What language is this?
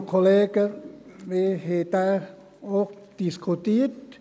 Swiss German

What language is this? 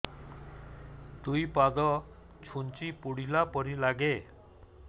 Odia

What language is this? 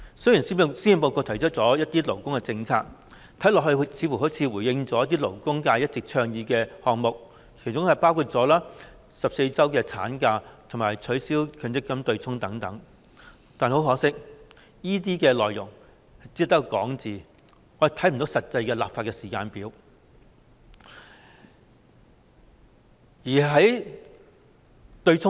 Cantonese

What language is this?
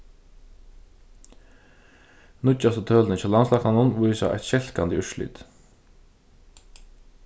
Faroese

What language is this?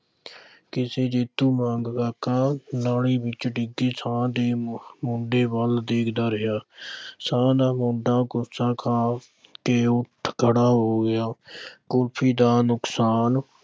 Punjabi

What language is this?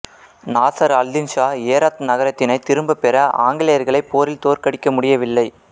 Tamil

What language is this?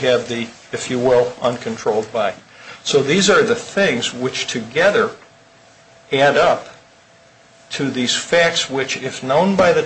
English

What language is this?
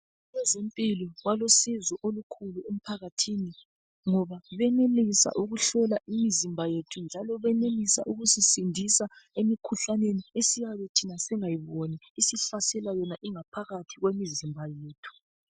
North Ndebele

